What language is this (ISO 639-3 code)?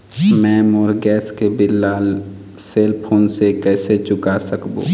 hne